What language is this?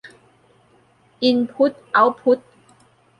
Thai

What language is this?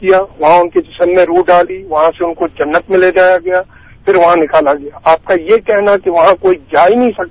Urdu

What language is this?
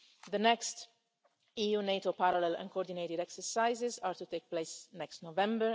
English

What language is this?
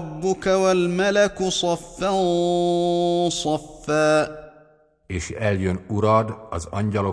Hungarian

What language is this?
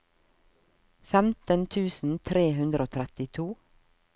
Norwegian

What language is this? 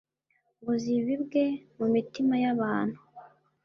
Kinyarwanda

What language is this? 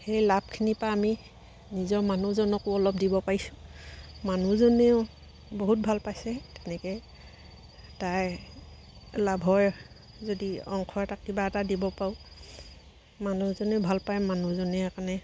Assamese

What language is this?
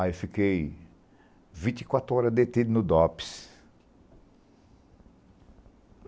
Portuguese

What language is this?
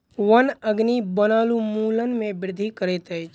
Maithili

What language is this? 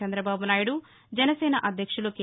Telugu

